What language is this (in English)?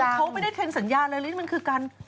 Thai